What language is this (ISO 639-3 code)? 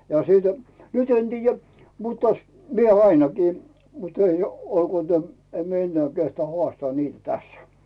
fin